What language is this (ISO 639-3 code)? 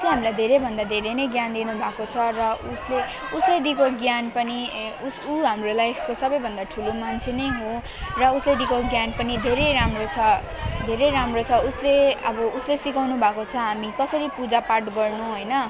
nep